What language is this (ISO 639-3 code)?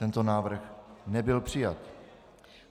ces